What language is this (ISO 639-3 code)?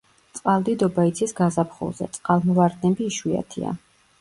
kat